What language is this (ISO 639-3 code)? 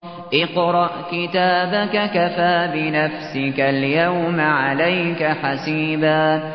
ara